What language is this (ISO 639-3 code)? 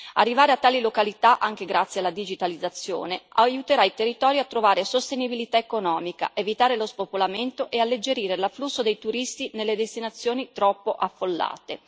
ita